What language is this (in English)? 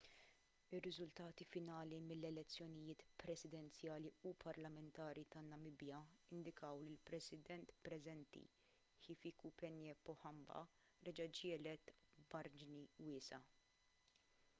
Maltese